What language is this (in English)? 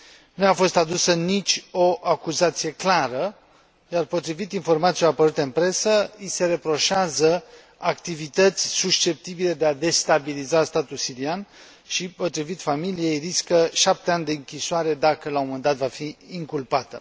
Romanian